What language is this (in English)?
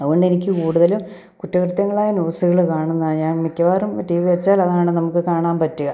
Malayalam